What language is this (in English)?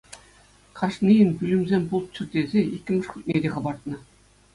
Chuvash